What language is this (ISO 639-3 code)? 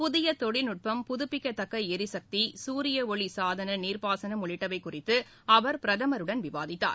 tam